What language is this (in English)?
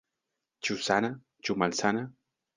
Esperanto